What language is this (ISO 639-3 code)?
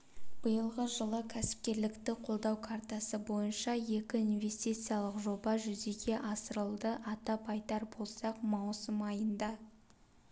kaz